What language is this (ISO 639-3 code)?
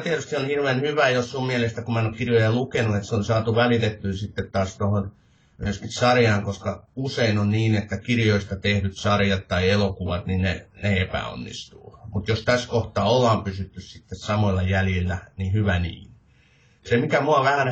fin